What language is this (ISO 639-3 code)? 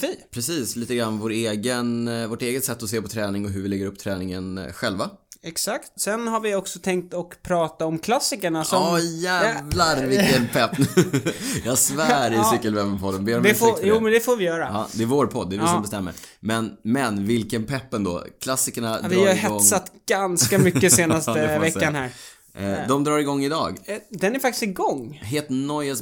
swe